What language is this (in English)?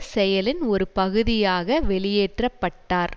Tamil